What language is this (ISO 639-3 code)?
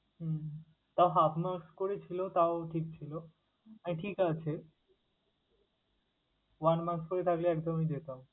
ben